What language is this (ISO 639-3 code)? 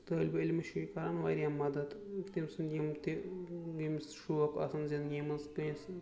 kas